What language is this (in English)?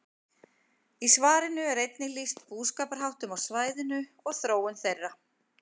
Icelandic